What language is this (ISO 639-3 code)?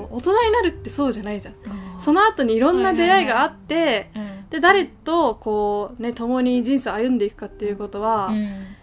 jpn